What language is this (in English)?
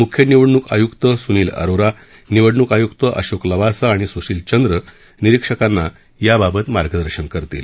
Marathi